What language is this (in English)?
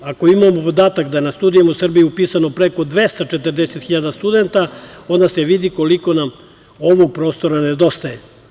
Serbian